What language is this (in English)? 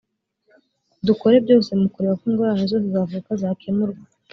Kinyarwanda